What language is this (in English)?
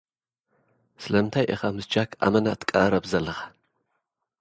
Tigrinya